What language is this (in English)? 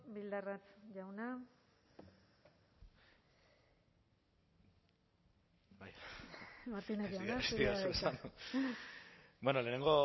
Basque